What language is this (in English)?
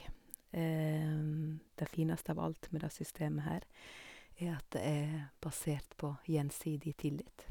Norwegian